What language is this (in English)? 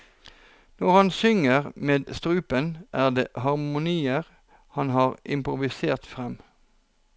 Norwegian